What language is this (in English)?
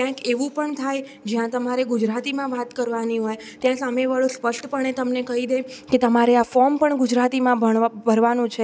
Gujarati